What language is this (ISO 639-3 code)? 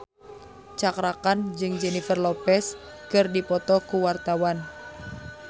sun